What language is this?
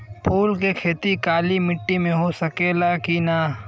Bhojpuri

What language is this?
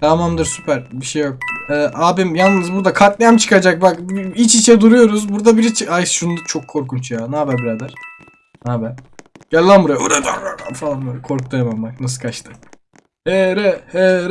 Turkish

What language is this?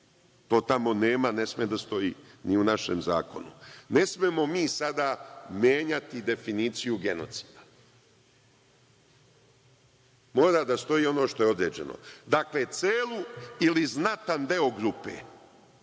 Serbian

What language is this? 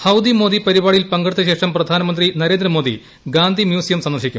Malayalam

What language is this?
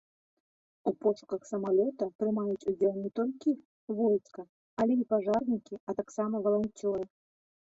Belarusian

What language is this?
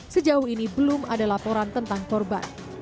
Indonesian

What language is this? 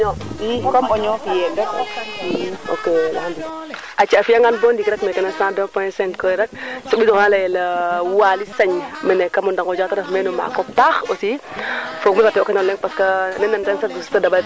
Serer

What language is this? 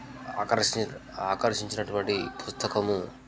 Telugu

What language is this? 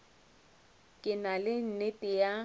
Northern Sotho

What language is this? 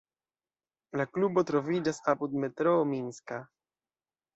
Esperanto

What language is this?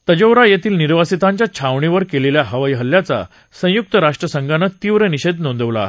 Marathi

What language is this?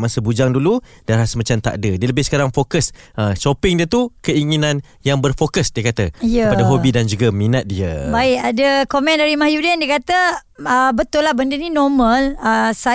Malay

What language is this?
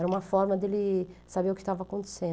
Portuguese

